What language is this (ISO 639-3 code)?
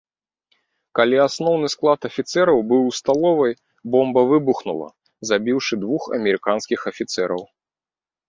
bel